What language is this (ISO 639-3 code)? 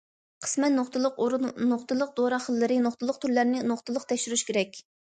uig